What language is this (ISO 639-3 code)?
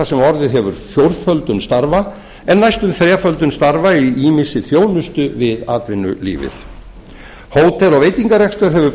isl